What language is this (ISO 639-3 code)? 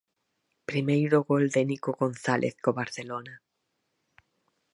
glg